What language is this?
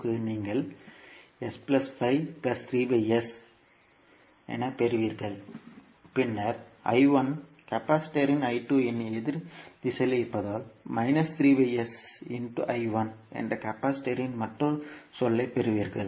Tamil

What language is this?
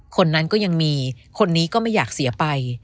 Thai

